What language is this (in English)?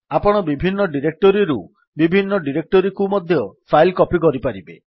Odia